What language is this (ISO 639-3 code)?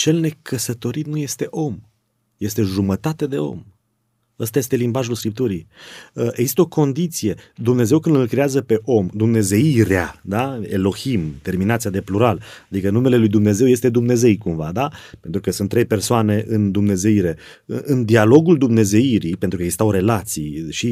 ron